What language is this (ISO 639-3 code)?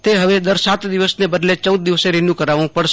guj